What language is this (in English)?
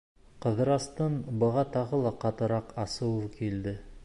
Bashkir